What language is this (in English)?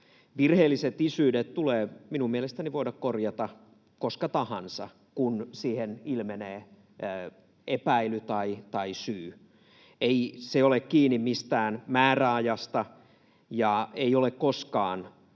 Finnish